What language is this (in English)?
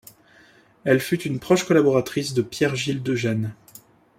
French